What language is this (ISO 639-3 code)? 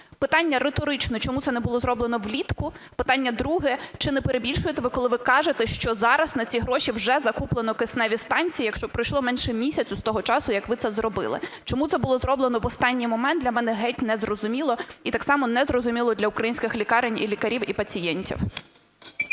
ukr